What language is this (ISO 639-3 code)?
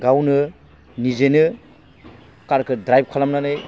brx